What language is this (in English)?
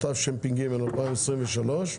Hebrew